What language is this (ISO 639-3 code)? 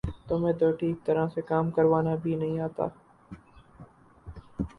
urd